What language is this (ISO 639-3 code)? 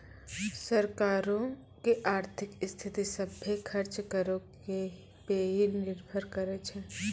mai